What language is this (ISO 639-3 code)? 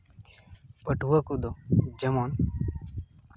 sat